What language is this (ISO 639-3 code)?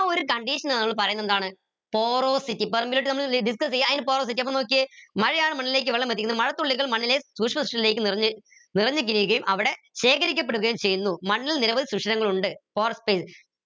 mal